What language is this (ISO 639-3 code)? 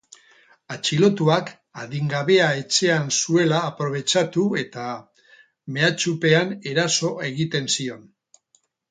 eus